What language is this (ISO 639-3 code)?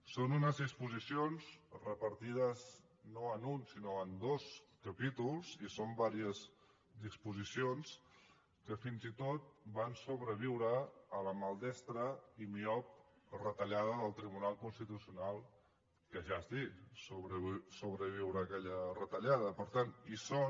cat